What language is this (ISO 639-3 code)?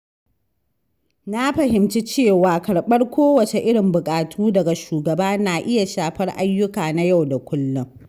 hau